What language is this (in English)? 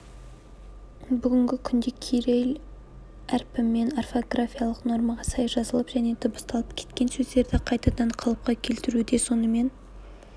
Kazakh